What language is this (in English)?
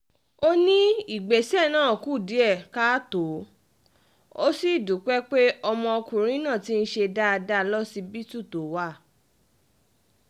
Yoruba